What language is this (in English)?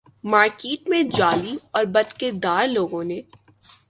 Urdu